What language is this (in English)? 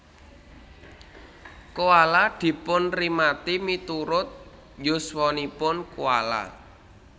Javanese